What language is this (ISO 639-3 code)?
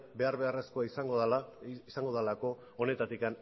eus